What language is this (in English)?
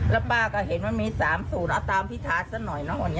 Thai